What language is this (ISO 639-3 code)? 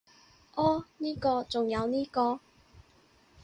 yue